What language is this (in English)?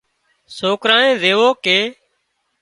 Wadiyara Koli